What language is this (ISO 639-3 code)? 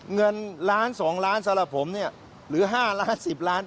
tha